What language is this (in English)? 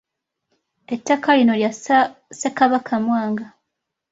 Ganda